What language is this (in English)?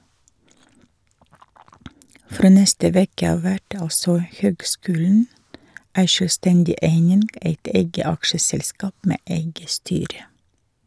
Norwegian